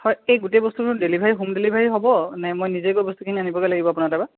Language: Assamese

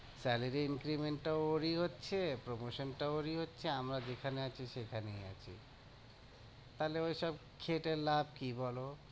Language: Bangla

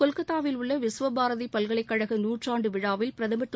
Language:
Tamil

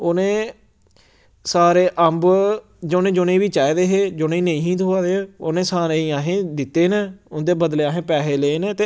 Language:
Dogri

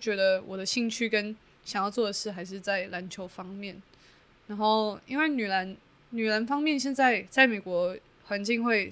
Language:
Chinese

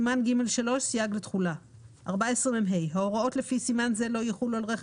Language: Hebrew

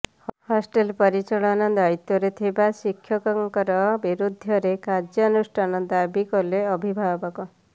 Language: Odia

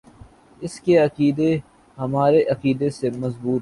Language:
Urdu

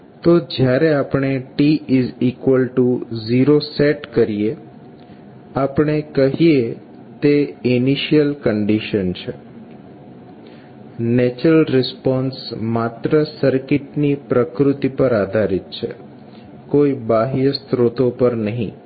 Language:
Gujarati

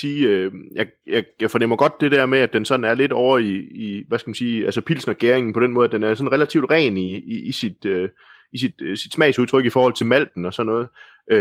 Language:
Danish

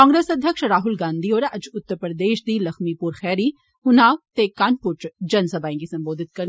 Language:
Dogri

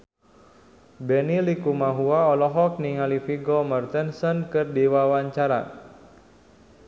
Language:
Sundanese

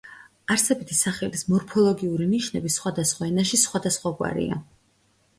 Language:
Georgian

